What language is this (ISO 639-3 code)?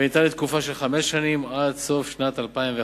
heb